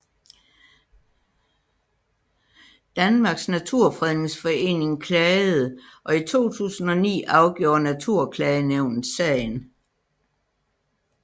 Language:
Danish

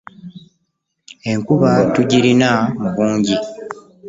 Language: Ganda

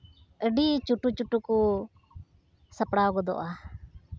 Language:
Santali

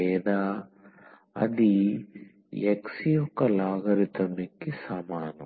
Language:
Telugu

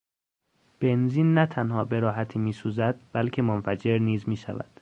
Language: Persian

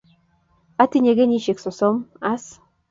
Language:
Kalenjin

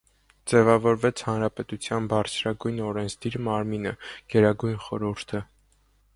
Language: Armenian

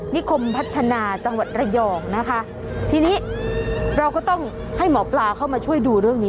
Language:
Thai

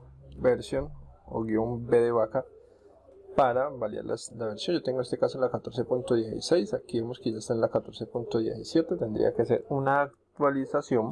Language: Spanish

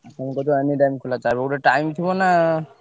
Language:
Odia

